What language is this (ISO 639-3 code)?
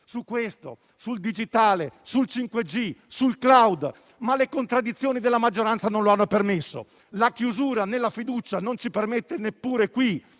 ita